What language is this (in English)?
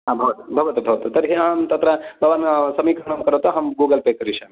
Sanskrit